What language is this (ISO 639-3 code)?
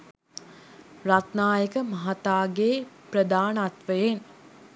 sin